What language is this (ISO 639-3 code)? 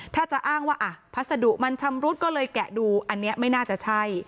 tha